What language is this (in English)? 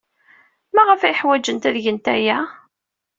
Kabyle